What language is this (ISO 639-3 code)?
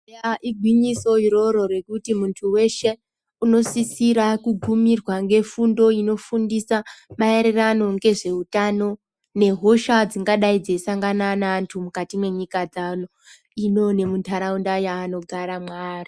ndc